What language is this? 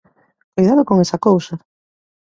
Galician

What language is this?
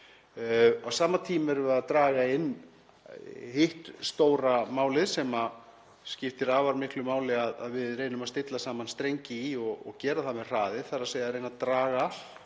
Icelandic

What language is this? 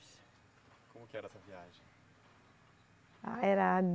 Portuguese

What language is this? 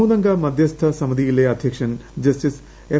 Malayalam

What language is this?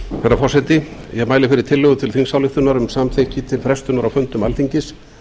Icelandic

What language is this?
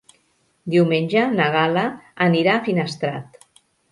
Catalan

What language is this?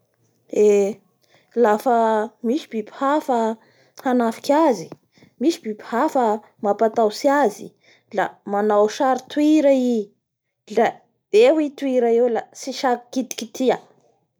Bara Malagasy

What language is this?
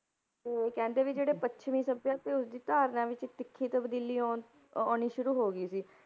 Punjabi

